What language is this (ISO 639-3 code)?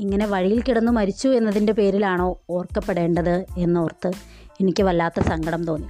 mal